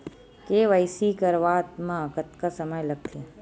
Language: Chhattisgarhi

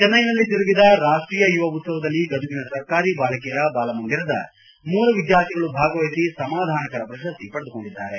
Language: Kannada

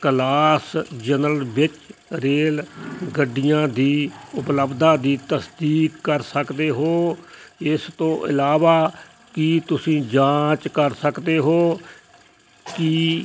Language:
Punjabi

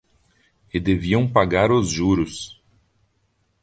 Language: Portuguese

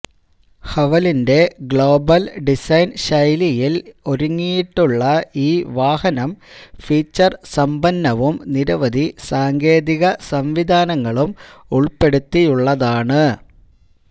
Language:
Malayalam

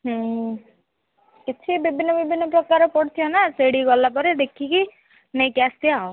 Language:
Odia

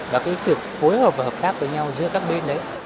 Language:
Vietnamese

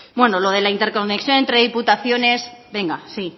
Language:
Spanish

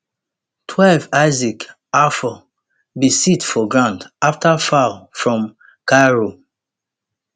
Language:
Nigerian Pidgin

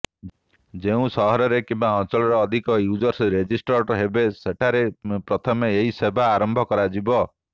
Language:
Odia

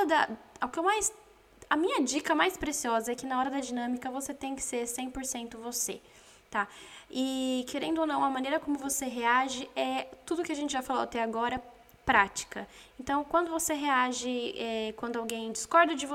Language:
Portuguese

